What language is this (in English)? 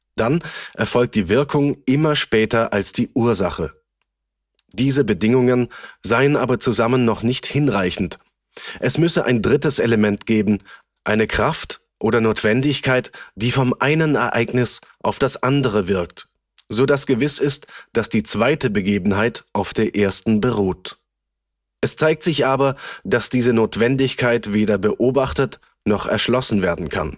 German